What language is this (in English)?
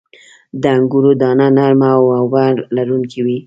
Pashto